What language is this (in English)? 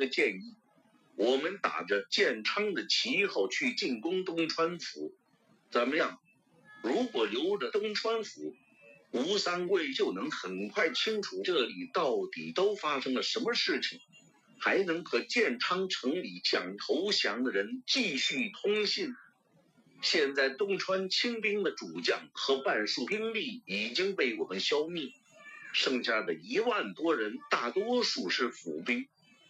Chinese